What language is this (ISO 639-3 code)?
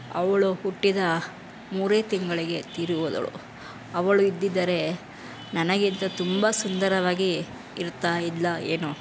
kan